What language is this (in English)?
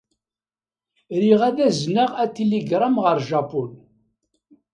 Kabyle